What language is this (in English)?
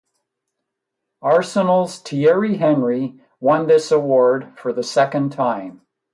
English